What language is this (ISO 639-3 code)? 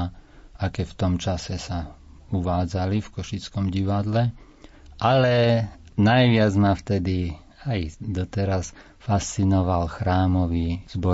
slk